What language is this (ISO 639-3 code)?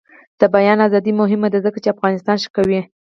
pus